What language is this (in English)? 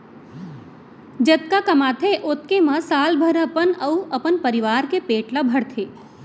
Chhattisgarhi